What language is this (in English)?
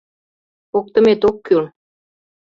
Mari